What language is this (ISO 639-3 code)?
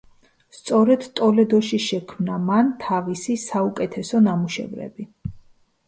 kat